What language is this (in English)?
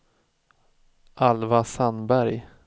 Swedish